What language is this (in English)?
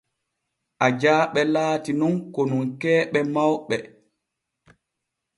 Borgu Fulfulde